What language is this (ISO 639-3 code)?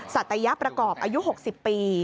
tha